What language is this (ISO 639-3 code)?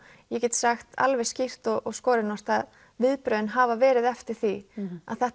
isl